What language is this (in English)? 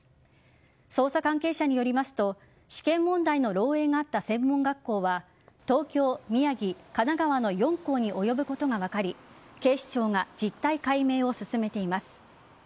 Japanese